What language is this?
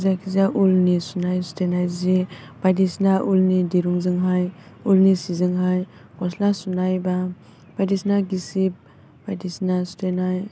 Bodo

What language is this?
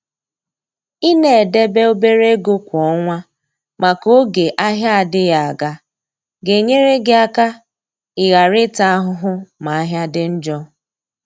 Igbo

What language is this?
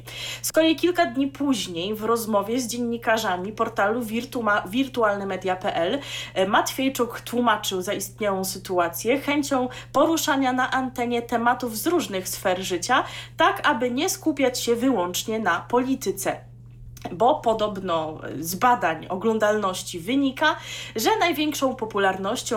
Polish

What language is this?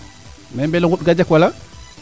Serer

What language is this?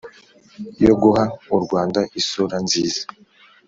Kinyarwanda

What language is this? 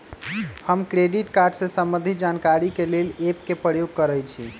Magahi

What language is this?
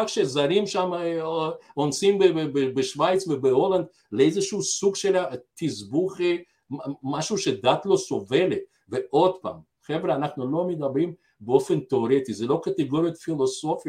Hebrew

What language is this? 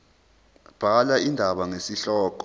Zulu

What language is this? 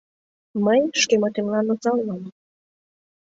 Mari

